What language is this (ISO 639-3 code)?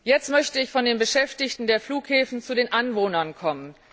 deu